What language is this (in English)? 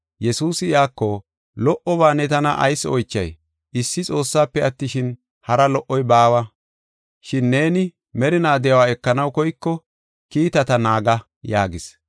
Gofa